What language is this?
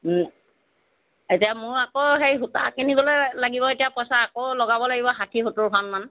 Assamese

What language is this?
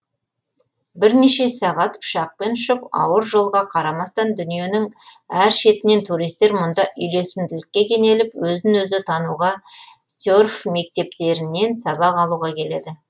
Kazakh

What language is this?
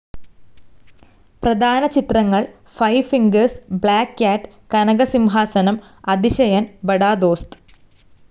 Malayalam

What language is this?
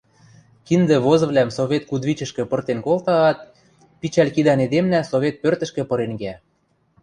Western Mari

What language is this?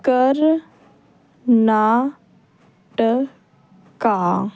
Punjabi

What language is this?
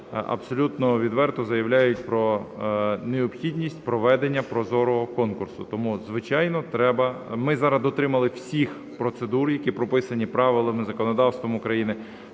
Ukrainian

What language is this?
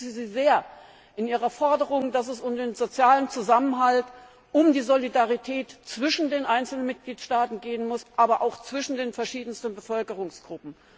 German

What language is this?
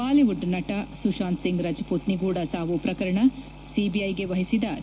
Kannada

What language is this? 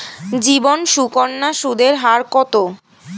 Bangla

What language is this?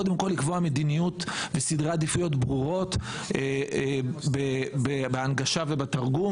Hebrew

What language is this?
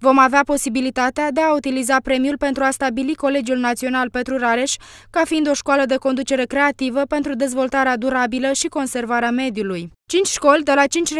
Romanian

